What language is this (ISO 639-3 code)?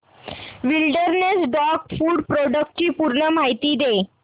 mar